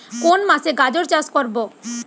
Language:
Bangla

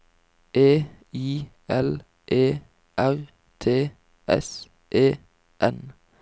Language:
Norwegian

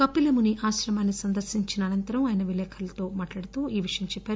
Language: Telugu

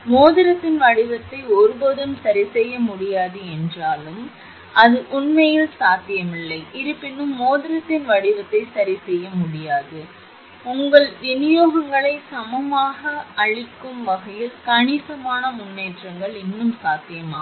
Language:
Tamil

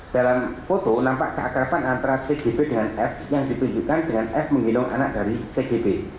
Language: Indonesian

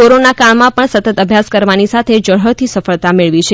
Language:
Gujarati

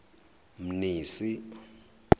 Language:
Zulu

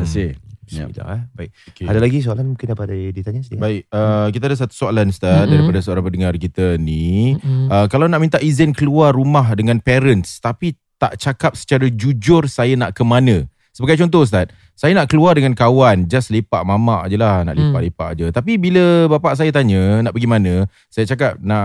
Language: Malay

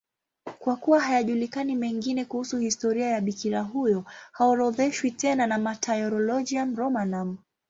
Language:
Swahili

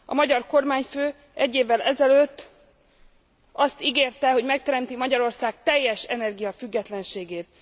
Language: Hungarian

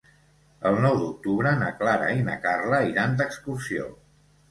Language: Catalan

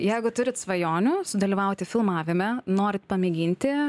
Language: Lithuanian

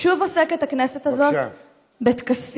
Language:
Hebrew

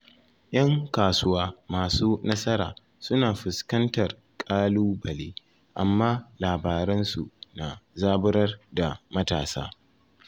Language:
Hausa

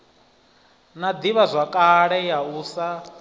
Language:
Venda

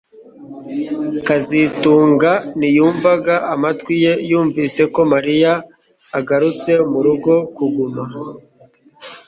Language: Kinyarwanda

